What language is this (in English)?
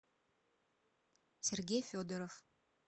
Russian